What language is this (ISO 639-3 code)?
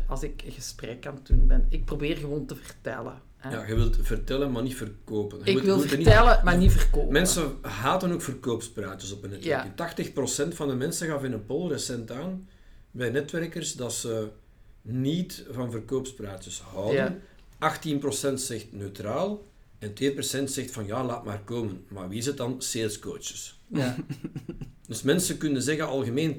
nld